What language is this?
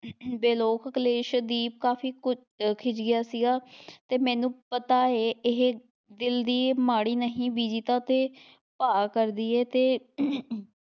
Punjabi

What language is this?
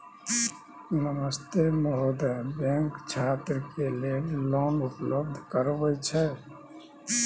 Maithili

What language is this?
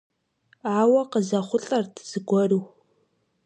Kabardian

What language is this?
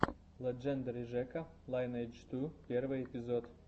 Russian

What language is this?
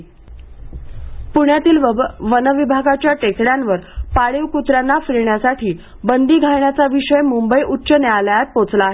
Marathi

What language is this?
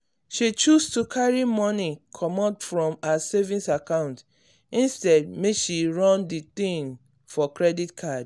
Nigerian Pidgin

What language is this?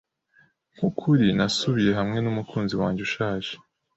Kinyarwanda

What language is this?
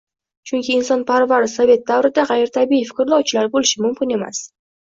Uzbek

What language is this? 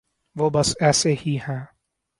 Urdu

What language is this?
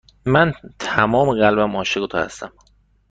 Persian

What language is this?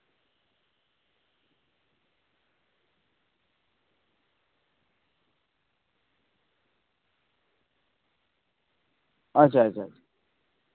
Santali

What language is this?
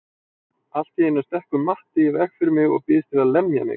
Icelandic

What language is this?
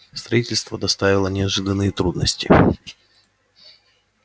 Russian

